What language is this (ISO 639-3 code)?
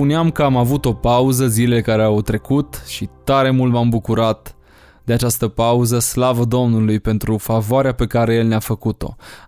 ron